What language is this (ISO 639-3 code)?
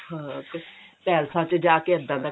pan